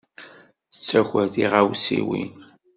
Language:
Kabyle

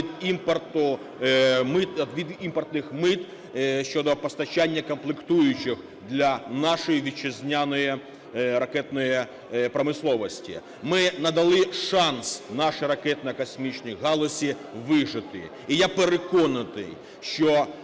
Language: Ukrainian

